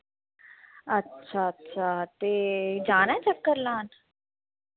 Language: Dogri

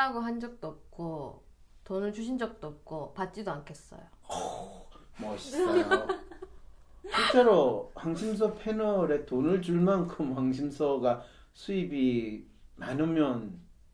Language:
Korean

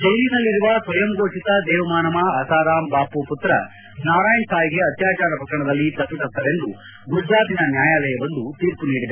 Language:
Kannada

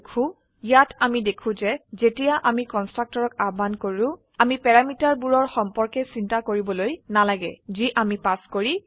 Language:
Assamese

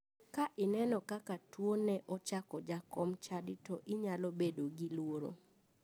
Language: Luo (Kenya and Tanzania)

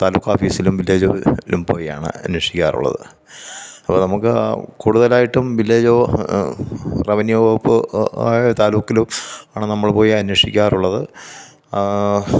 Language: Malayalam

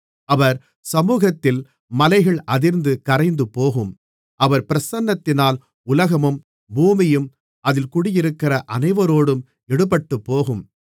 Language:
Tamil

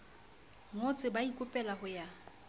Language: Southern Sotho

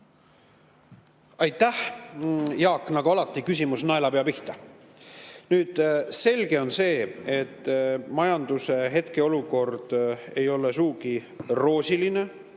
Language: Estonian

